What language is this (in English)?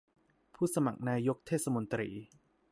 Thai